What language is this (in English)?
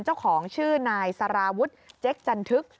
Thai